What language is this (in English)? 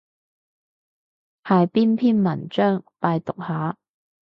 Cantonese